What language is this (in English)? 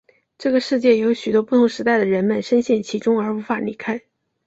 Chinese